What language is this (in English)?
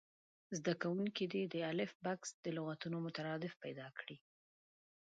Pashto